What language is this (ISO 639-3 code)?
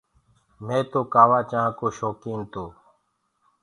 ggg